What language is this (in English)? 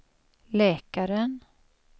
Swedish